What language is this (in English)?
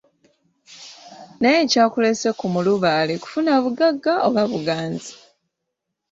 Ganda